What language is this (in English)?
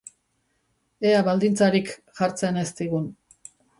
Basque